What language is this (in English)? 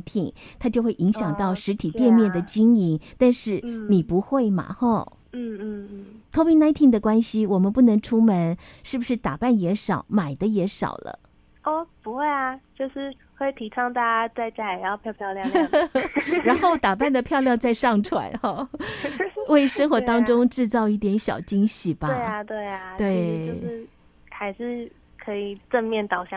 Chinese